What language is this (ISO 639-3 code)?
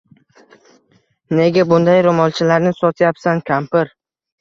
uzb